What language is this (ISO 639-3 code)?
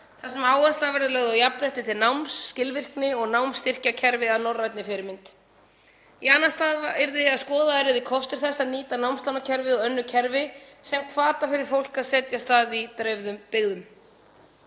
isl